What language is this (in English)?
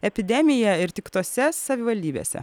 Lithuanian